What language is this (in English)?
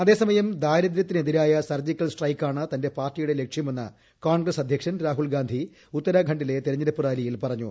Malayalam